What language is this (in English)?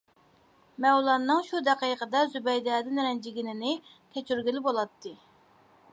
Uyghur